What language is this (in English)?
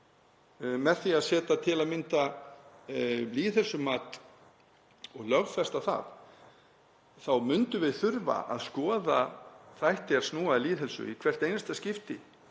Icelandic